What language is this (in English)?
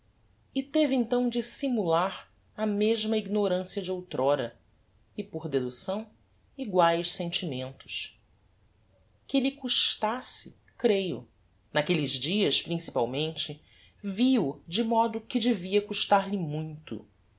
Portuguese